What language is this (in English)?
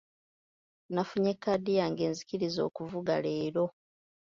Ganda